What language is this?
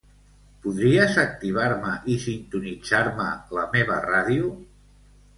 Catalan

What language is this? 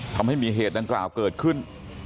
Thai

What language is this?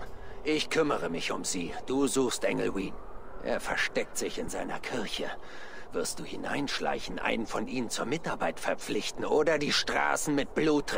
German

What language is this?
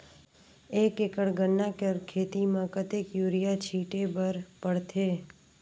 Chhattisgarhi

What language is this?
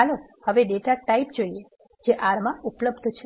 Gujarati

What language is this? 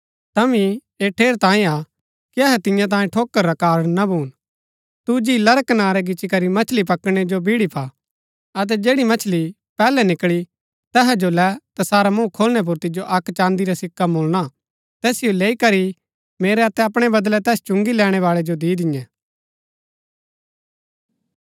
Gaddi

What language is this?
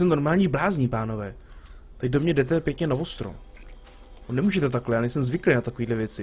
Czech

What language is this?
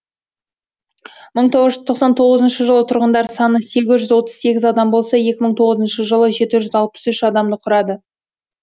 Kazakh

